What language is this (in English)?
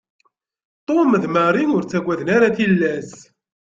Kabyle